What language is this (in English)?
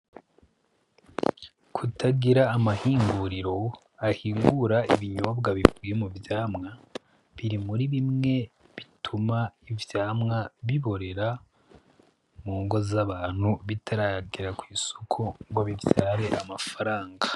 Rundi